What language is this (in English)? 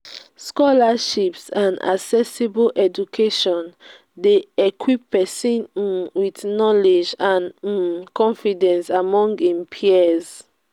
Nigerian Pidgin